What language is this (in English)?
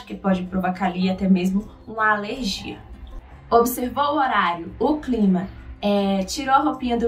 Portuguese